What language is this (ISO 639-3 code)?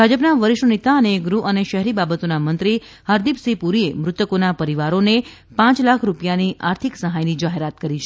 guj